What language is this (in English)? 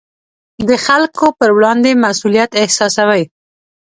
Pashto